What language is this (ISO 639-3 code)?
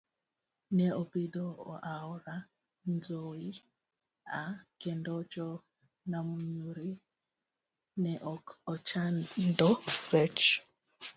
luo